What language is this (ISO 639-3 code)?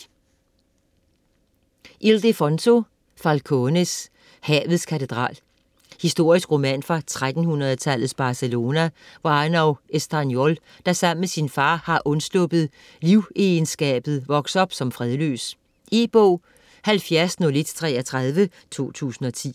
dan